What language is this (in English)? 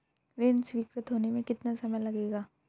Hindi